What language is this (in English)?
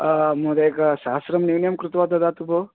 Sanskrit